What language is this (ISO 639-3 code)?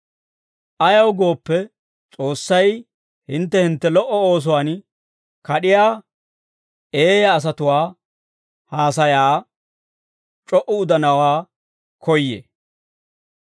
dwr